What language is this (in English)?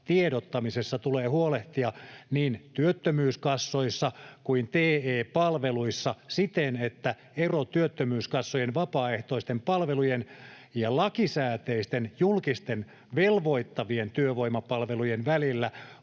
Finnish